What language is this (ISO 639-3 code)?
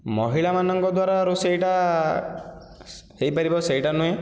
ori